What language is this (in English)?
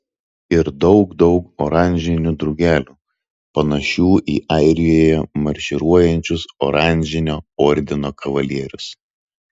Lithuanian